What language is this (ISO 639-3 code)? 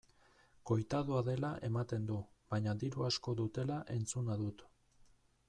eus